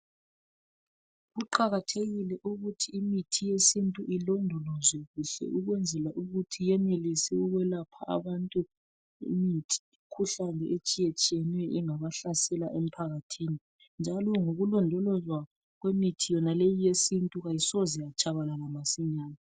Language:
North Ndebele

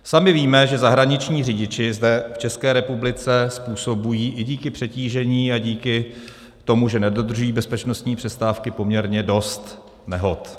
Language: Czech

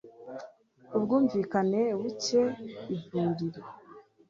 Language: Kinyarwanda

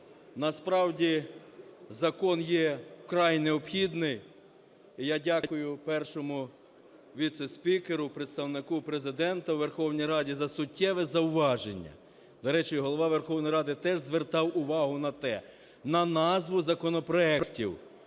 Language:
Ukrainian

